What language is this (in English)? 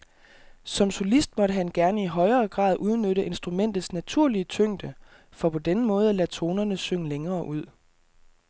Danish